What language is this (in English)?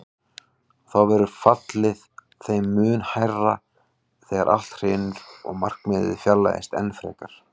Icelandic